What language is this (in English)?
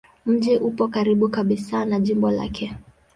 Swahili